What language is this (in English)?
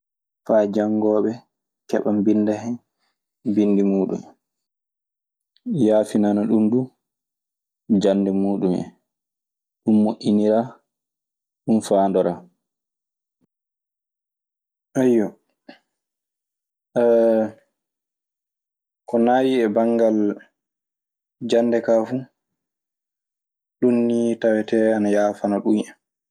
Maasina Fulfulde